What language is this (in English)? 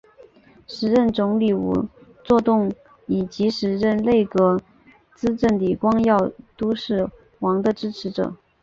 Chinese